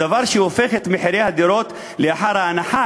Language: Hebrew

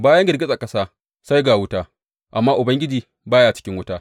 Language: Hausa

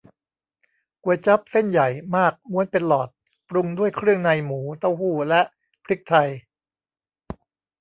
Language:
Thai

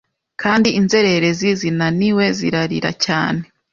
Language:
Kinyarwanda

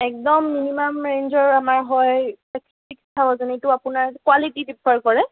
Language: Assamese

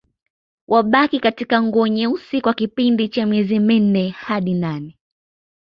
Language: Swahili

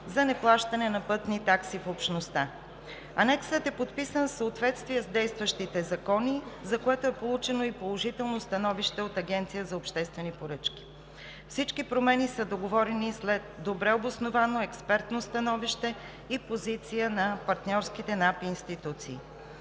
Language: Bulgarian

